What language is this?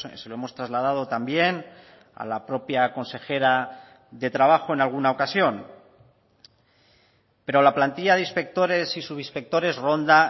Spanish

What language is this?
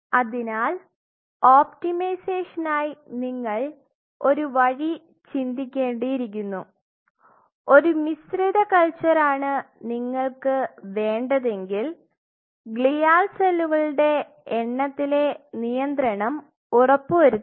Malayalam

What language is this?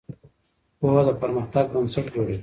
Pashto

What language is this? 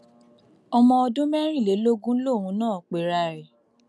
Yoruba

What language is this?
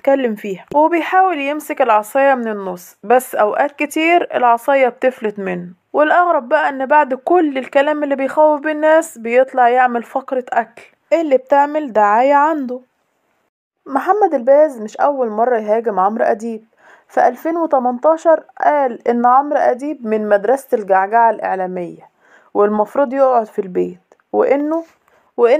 Arabic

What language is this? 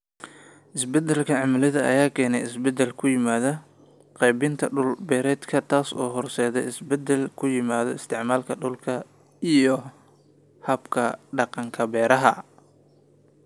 Somali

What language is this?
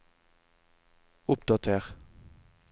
Norwegian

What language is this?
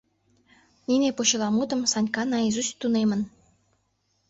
Mari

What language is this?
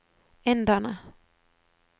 Norwegian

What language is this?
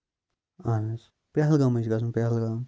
Kashmiri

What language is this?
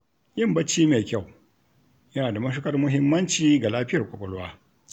Hausa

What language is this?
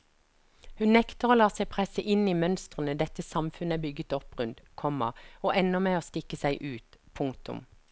Norwegian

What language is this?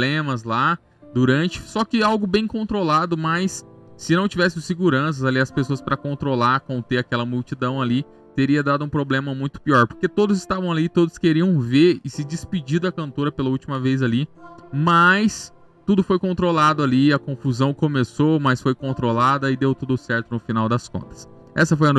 Portuguese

